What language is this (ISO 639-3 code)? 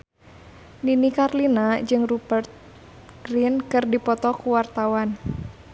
sun